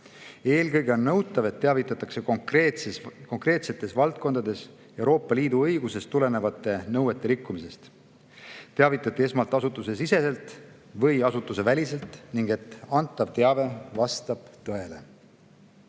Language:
Estonian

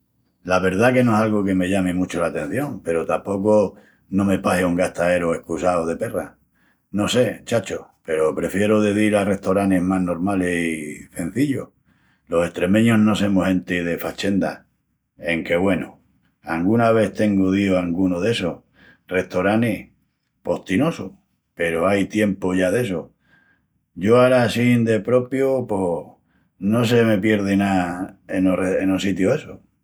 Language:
Extremaduran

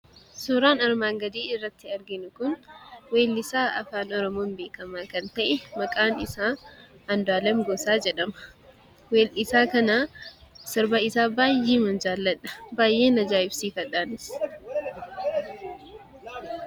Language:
Oromo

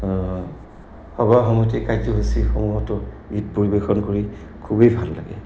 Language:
Assamese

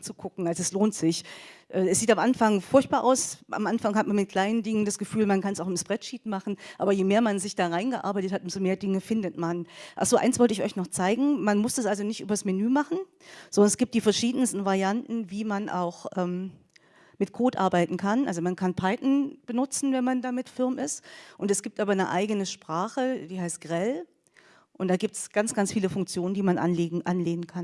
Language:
German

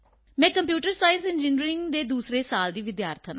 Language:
Punjabi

